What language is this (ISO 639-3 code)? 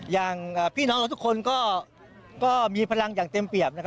tha